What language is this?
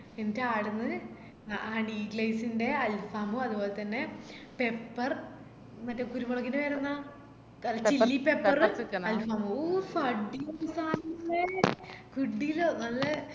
Malayalam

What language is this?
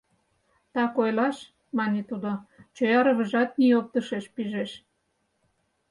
Mari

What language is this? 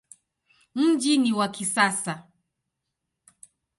Swahili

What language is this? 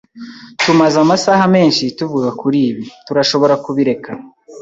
Kinyarwanda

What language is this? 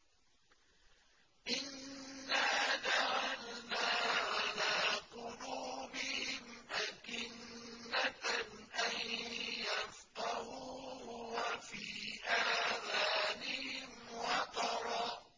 Arabic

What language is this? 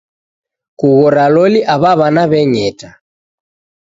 Taita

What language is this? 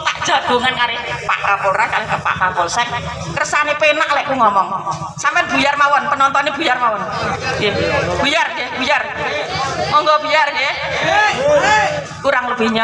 Indonesian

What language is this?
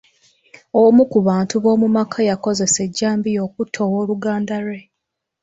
Ganda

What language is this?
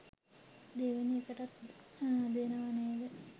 Sinhala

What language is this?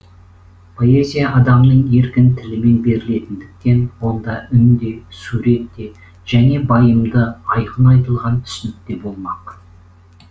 Kazakh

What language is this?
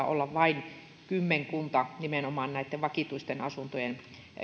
Finnish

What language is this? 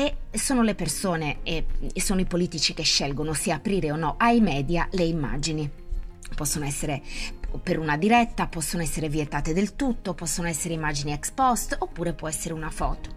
Italian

